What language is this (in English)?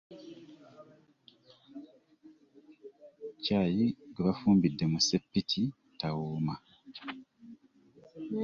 Ganda